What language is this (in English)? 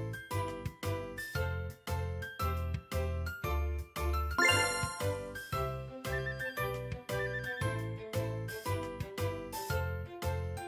Japanese